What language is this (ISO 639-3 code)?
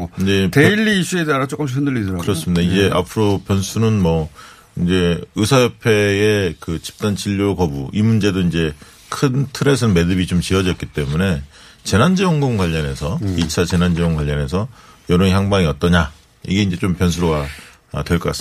kor